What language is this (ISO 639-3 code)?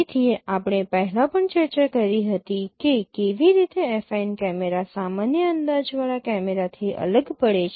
guj